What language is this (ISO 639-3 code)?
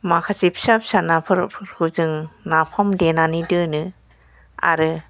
brx